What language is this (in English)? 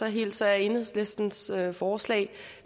Danish